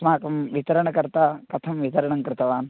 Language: Sanskrit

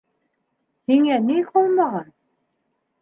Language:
Bashkir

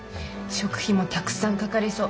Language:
Japanese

